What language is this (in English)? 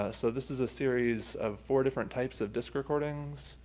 English